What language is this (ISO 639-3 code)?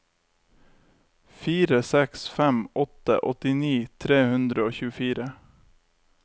nor